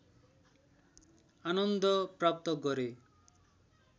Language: Nepali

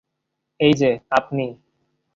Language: Bangla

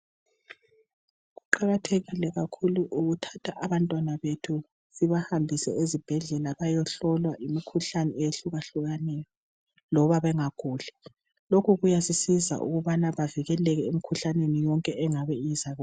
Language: North Ndebele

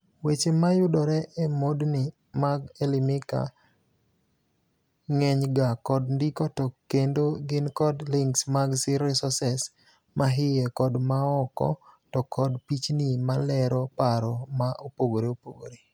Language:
Luo (Kenya and Tanzania)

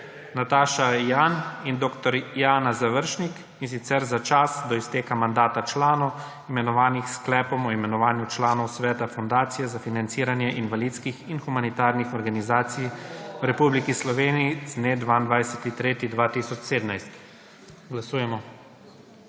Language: Slovenian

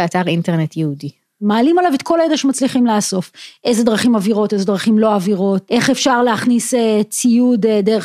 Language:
Hebrew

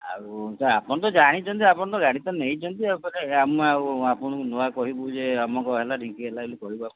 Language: Odia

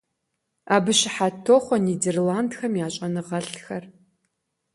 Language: Kabardian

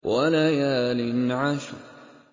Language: Arabic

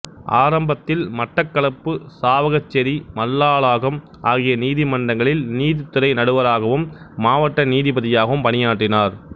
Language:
Tamil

